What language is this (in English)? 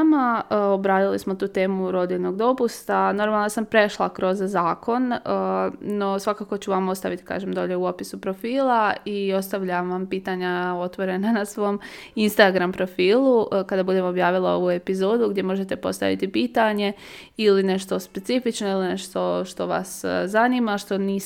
Croatian